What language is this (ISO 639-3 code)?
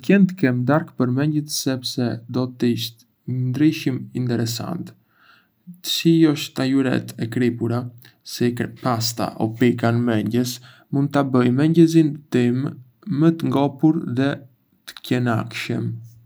aae